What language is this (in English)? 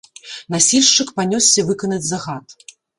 Belarusian